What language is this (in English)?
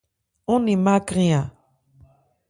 Ebrié